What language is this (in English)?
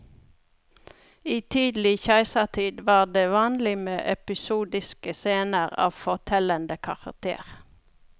Norwegian